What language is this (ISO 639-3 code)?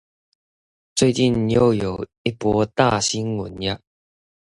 zho